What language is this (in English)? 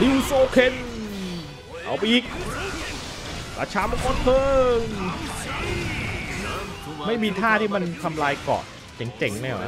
Thai